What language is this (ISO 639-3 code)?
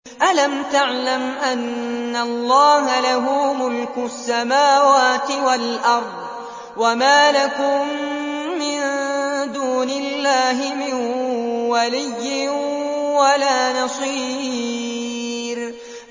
ara